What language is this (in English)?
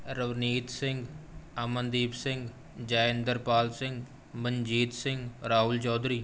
Punjabi